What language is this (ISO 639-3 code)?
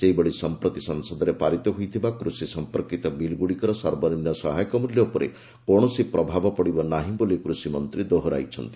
ori